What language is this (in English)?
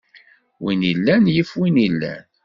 Kabyle